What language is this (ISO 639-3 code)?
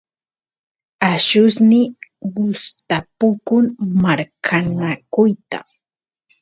qus